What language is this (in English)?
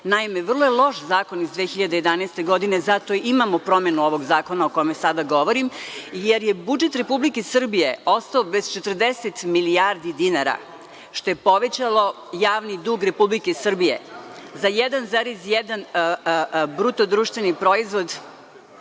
Serbian